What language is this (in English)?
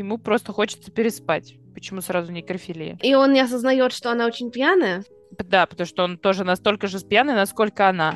Russian